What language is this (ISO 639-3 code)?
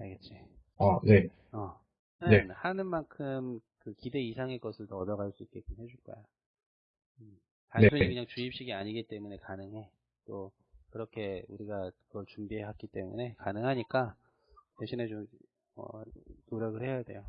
kor